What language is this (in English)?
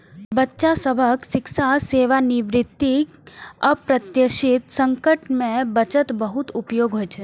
Maithili